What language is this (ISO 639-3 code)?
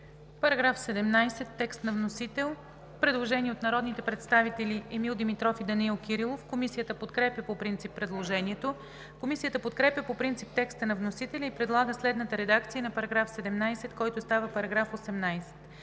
bul